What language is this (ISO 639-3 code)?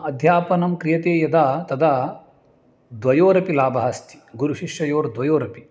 san